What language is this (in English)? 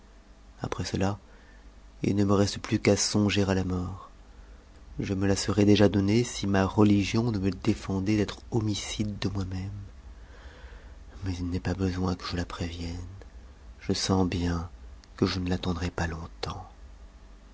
French